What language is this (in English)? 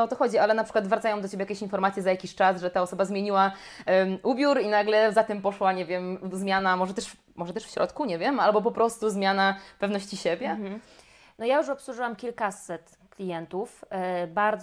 Polish